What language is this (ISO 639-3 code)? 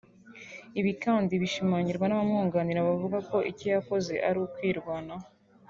kin